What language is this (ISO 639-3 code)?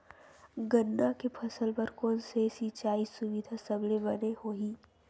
hne